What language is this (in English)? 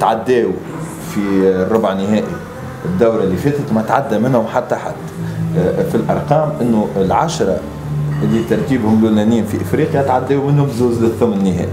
Arabic